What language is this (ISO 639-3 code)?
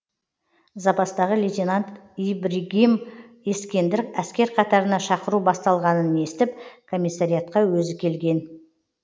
kaz